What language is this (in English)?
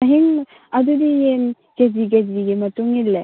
Manipuri